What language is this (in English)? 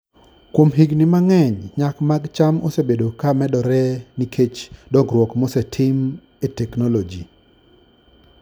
Luo (Kenya and Tanzania)